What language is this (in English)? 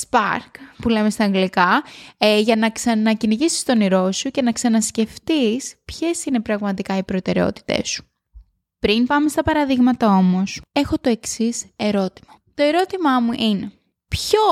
Greek